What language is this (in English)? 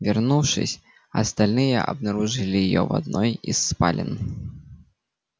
Russian